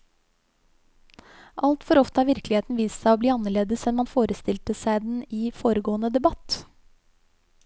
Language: Norwegian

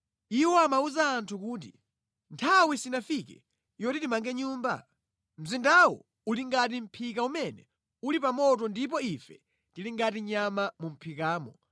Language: Nyanja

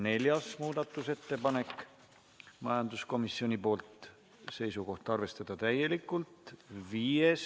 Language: Estonian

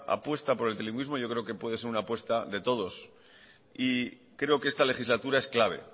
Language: Spanish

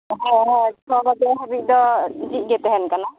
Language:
Santali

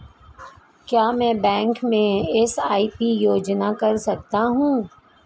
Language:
Hindi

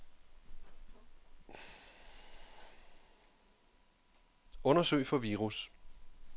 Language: Danish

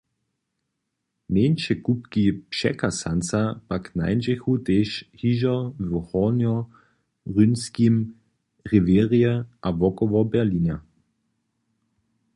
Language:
Upper Sorbian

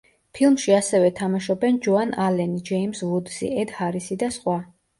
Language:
Georgian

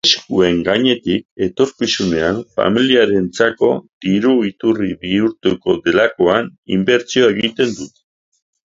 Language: Basque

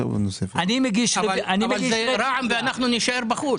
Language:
Hebrew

